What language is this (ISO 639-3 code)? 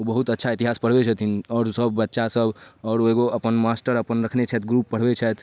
mai